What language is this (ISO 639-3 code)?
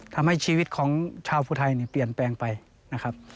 tha